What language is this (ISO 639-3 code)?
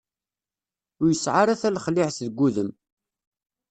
kab